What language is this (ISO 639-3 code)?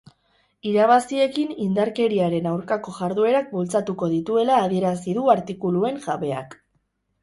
eus